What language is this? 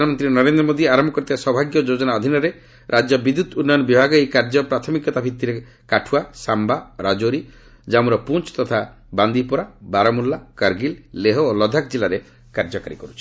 Odia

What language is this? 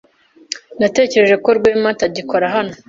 Kinyarwanda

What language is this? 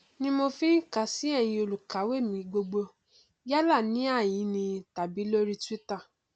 Yoruba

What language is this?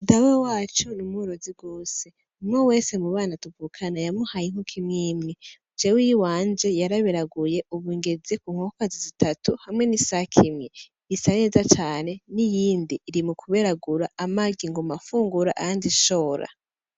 Rundi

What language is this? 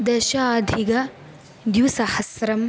Sanskrit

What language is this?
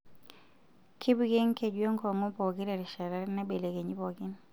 Masai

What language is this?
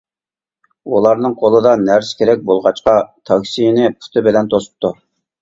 Uyghur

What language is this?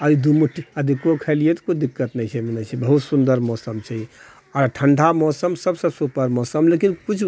Maithili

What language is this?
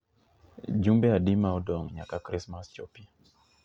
Luo (Kenya and Tanzania)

